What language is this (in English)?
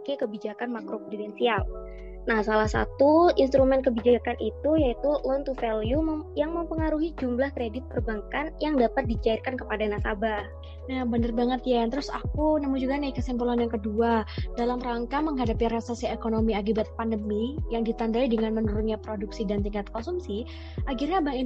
Indonesian